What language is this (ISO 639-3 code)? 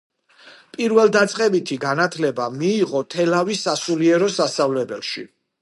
kat